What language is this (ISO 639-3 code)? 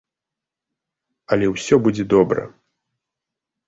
bel